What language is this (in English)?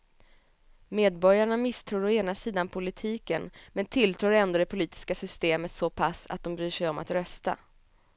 Swedish